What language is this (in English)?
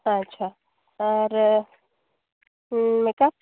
Santali